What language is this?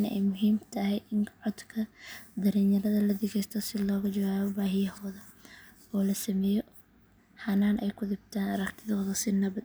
Somali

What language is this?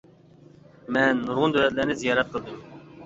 Uyghur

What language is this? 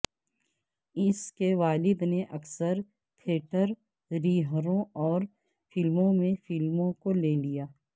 Urdu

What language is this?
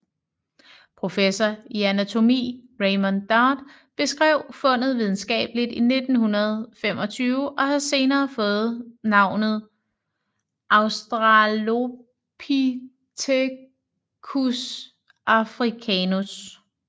Danish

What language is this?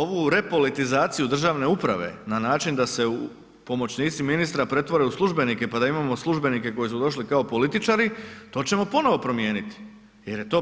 Croatian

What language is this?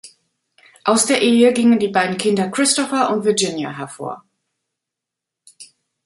German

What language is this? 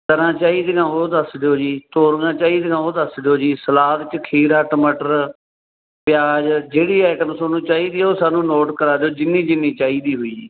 Punjabi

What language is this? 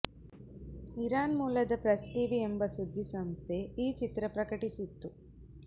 Kannada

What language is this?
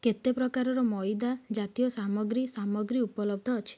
Odia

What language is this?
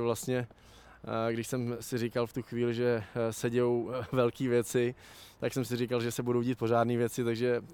Czech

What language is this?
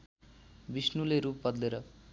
Nepali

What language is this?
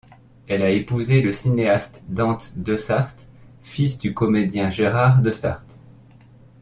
French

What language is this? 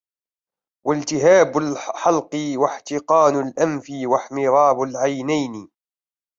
Arabic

